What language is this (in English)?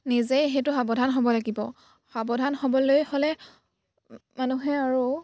Assamese